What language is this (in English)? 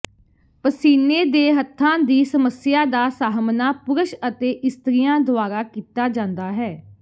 Punjabi